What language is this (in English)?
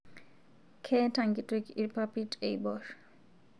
Masai